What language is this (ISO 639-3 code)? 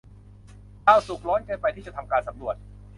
tha